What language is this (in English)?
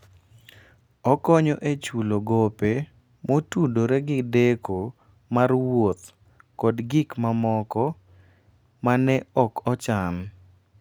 Luo (Kenya and Tanzania)